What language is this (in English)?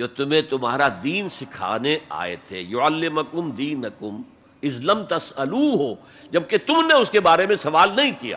Urdu